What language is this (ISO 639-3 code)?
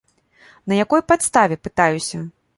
bel